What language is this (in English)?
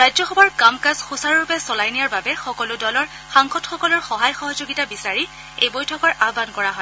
Assamese